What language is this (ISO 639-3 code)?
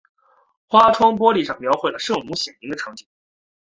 zho